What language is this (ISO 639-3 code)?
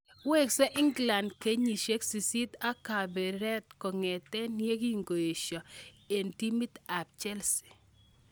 kln